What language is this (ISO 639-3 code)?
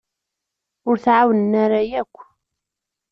kab